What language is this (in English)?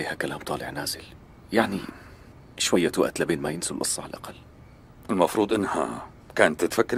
Arabic